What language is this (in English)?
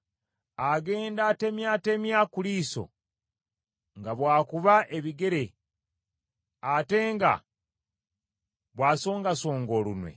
Ganda